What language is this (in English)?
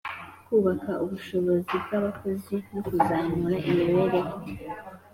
Kinyarwanda